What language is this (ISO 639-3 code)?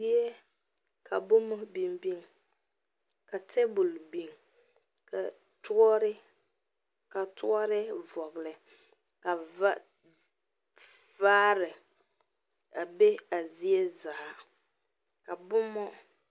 dga